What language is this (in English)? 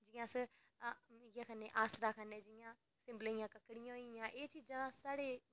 Dogri